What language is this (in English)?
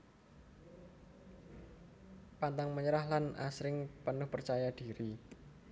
Javanese